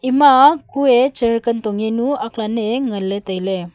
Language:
Wancho Naga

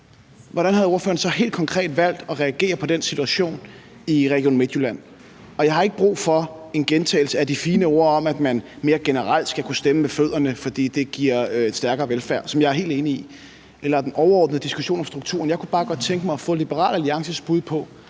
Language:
Danish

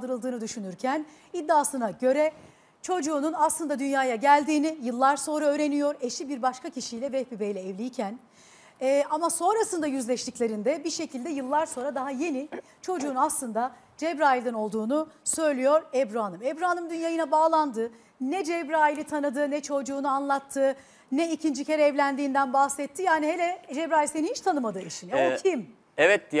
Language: Turkish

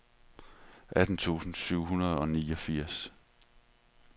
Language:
Danish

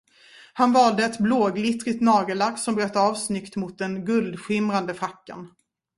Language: Swedish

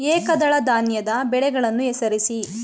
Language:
Kannada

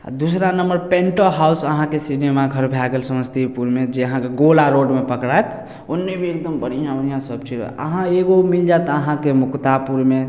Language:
Maithili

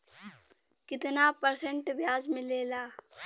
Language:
Bhojpuri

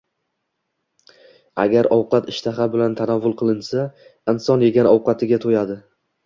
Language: Uzbek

